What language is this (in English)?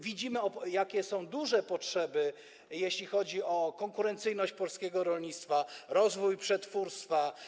Polish